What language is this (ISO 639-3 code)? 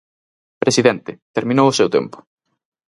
glg